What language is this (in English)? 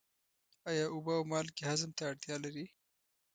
Pashto